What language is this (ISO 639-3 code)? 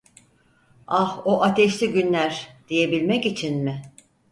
tur